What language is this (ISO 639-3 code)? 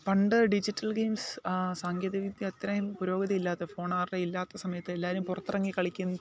mal